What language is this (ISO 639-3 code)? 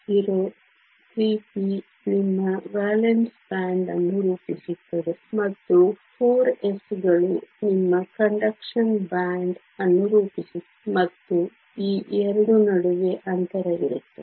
kan